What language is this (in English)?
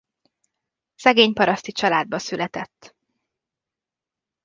Hungarian